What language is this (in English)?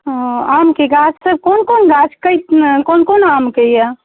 Maithili